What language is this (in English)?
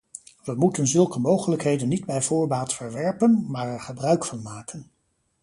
Dutch